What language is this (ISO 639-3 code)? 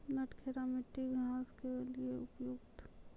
mai